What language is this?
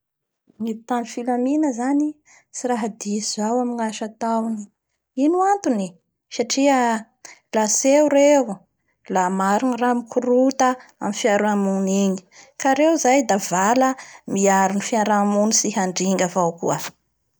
Bara Malagasy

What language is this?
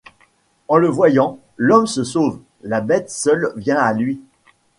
French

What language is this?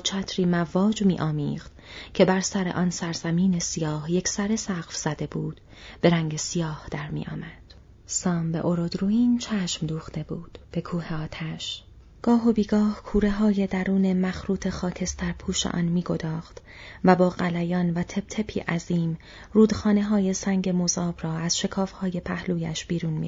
Persian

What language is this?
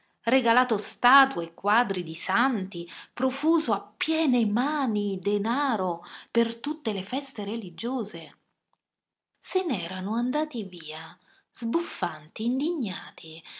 Italian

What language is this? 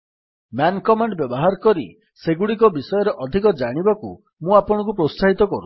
Odia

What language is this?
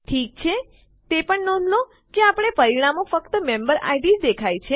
Gujarati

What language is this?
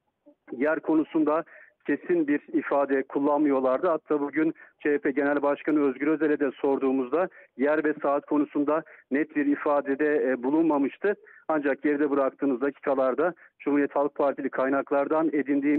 Turkish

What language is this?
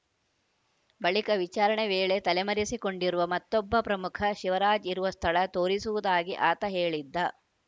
Kannada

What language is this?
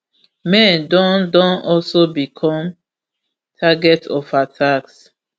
Nigerian Pidgin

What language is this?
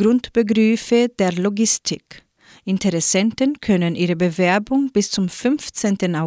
German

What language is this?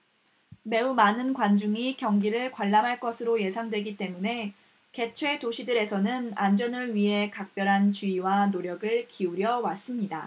Korean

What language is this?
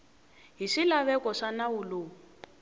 Tsonga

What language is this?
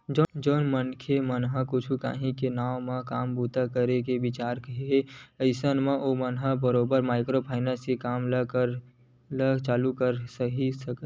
Chhattisgarhi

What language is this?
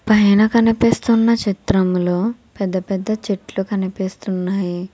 Telugu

